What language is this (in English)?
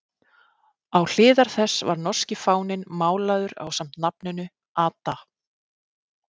Icelandic